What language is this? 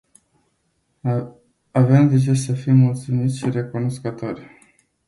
Romanian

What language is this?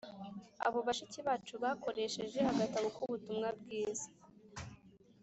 Kinyarwanda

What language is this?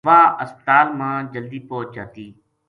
Gujari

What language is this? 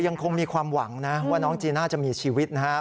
Thai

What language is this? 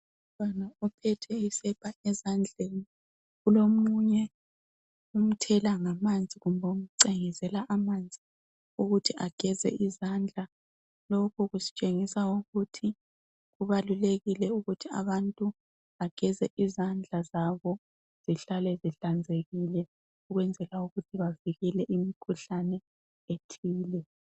North Ndebele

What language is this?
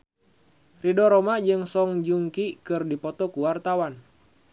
Sundanese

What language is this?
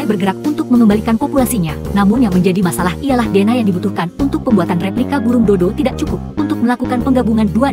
Indonesian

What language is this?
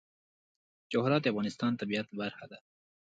Pashto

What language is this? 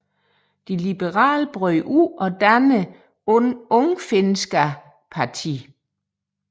Danish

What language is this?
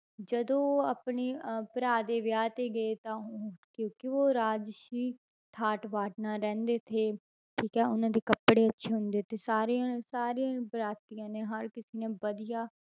Punjabi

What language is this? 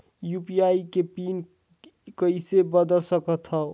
Chhattisgarhi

